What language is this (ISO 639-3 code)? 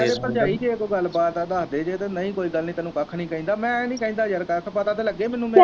pan